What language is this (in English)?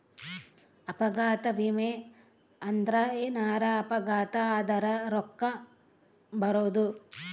Kannada